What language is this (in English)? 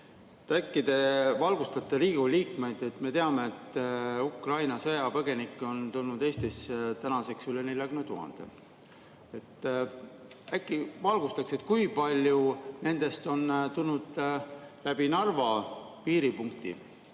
Estonian